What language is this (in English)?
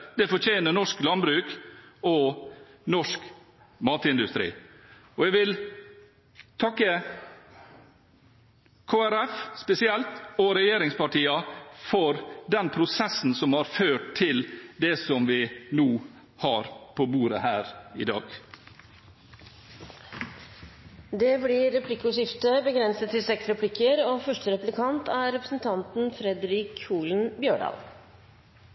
Norwegian